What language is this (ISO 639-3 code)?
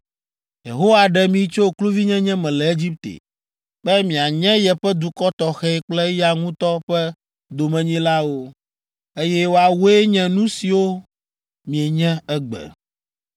ewe